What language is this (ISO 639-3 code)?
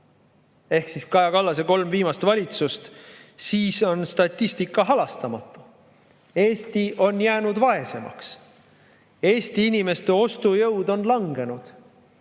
est